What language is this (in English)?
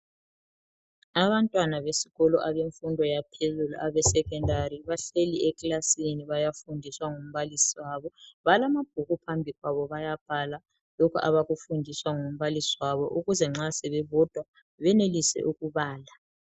North Ndebele